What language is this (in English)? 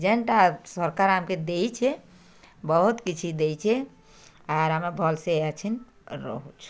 Odia